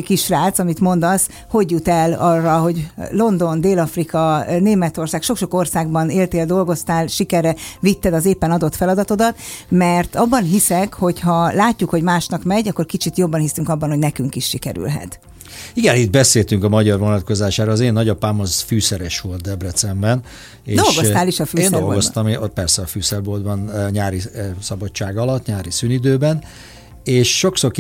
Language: Hungarian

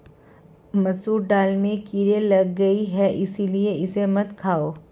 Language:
Hindi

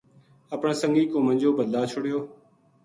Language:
Gujari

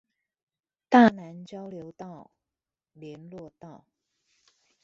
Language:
Chinese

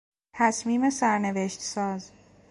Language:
Persian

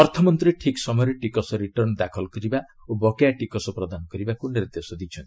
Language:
Odia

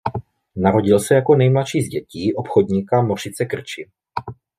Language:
Czech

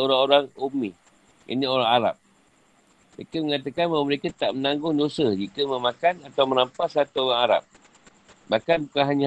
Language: Malay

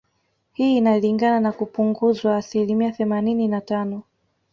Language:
Swahili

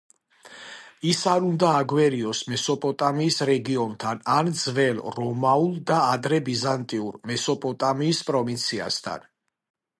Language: Georgian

